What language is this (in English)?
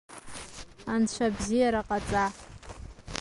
Abkhazian